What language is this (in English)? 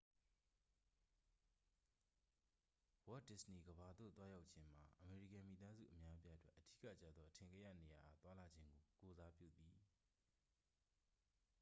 Burmese